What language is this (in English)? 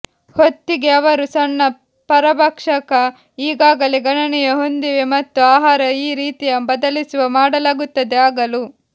Kannada